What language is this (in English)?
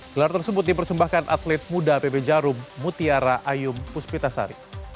Indonesian